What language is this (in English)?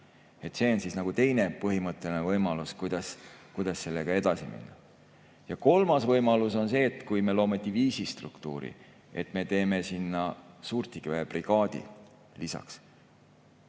Estonian